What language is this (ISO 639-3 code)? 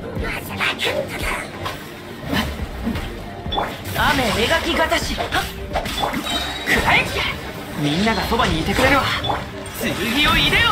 jpn